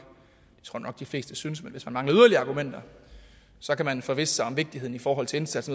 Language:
Danish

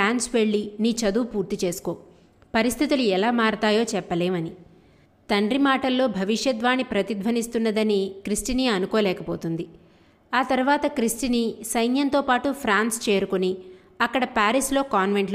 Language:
Telugu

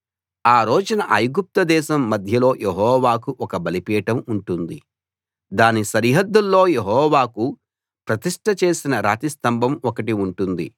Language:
Telugu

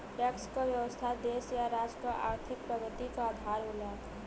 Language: Bhojpuri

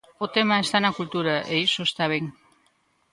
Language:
Galician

